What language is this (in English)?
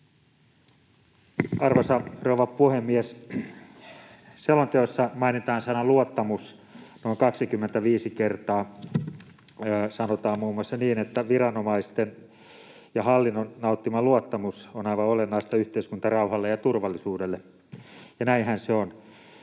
Finnish